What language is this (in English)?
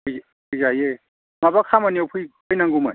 Bodo